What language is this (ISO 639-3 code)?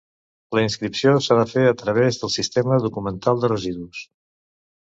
cat